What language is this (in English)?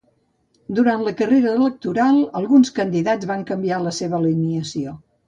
Catalan